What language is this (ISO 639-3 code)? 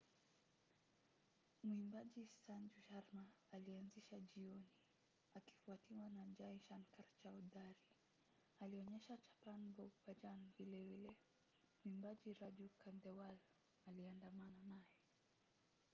swa